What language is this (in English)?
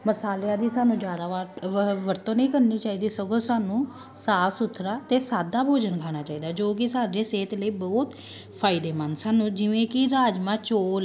Punjabi